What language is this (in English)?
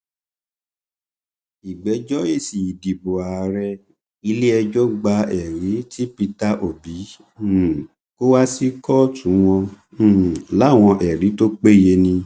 Yoruba